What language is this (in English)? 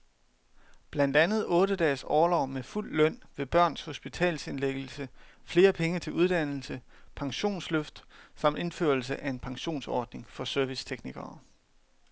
Danish